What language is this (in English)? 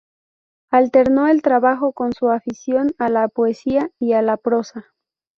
Spanish